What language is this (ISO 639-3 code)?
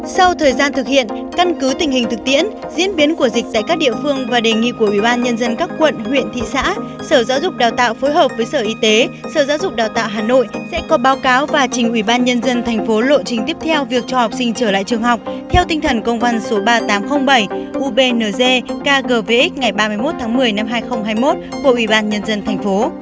vie